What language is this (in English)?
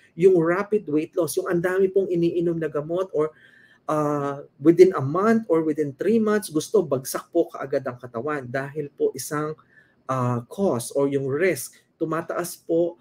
Filipino